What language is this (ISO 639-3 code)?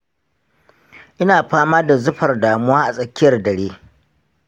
hau